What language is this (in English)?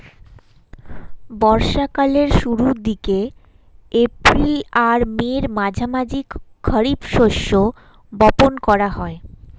Bangla